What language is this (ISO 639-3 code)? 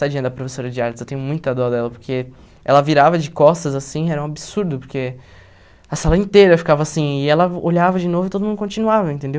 por